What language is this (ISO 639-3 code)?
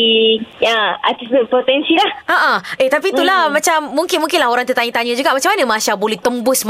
msa